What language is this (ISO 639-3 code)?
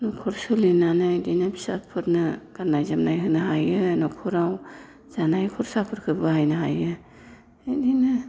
brx